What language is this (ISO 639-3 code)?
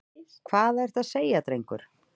isl